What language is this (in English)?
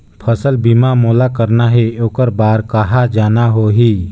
Chhattisgarhi